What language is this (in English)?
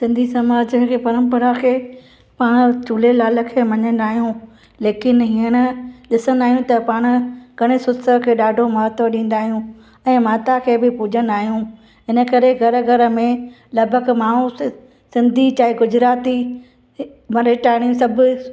Sindhi